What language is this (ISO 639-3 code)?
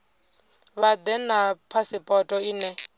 ven